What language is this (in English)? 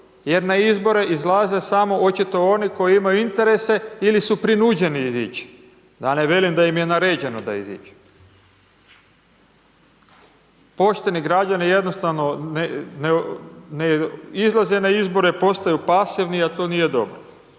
Croatian